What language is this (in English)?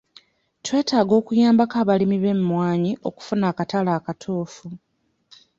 Ganda